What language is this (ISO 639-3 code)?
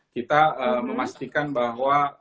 ind